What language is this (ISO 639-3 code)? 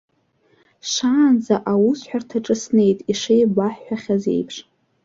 abk